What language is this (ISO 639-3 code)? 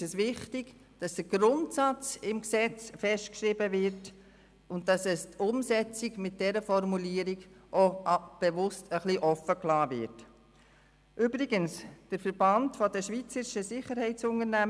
gsw